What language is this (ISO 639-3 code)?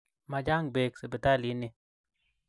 kln